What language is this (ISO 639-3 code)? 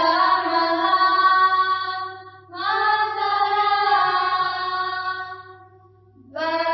guj